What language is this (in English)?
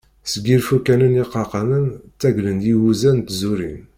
Kabyle